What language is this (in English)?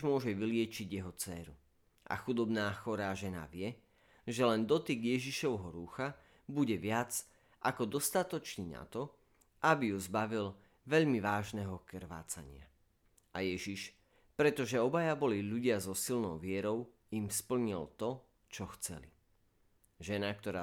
Slovak